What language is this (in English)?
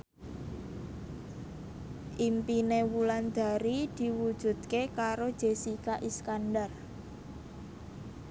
Javanese